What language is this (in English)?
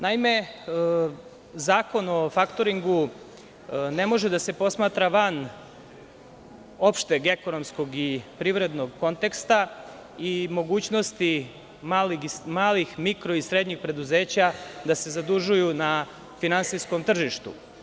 Serbian